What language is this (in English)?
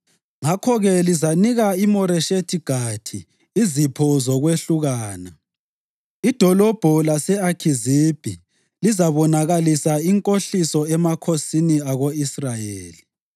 North Ndebele